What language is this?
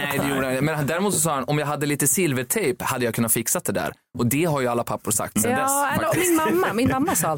Swedish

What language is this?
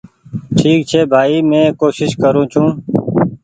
Goaria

